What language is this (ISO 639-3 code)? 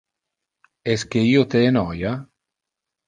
ina